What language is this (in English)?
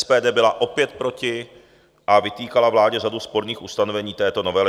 Czech